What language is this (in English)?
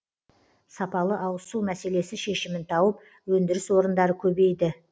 Kazakh